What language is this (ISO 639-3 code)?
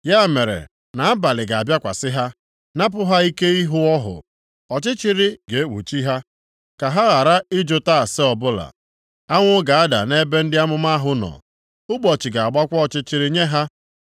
ibo